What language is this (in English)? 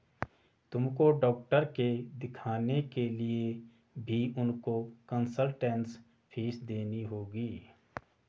Hindi